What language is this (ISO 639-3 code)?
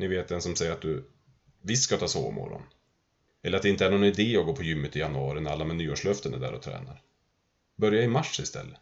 swe